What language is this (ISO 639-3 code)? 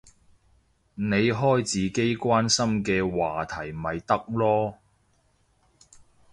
yue